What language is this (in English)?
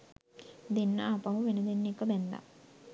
Sinhala